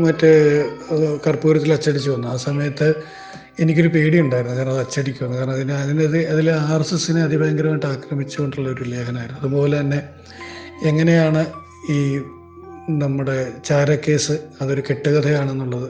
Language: Malayalam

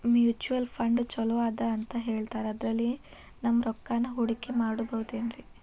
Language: Kannada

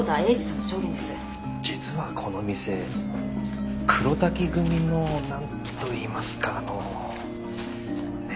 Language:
Japanese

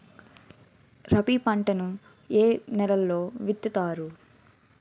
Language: Telugu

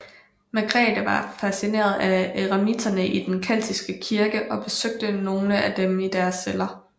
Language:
Danish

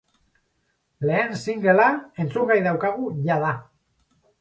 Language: Basque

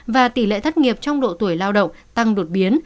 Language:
Vietnamese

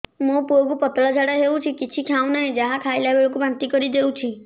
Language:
Odia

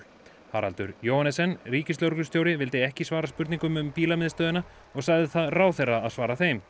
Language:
Icelandic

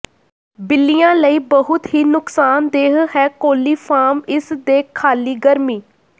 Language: Punjabi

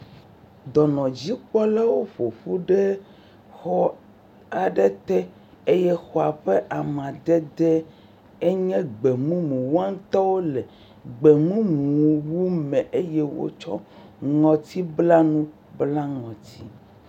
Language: Ewe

